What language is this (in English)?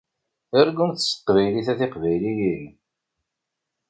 Kabyle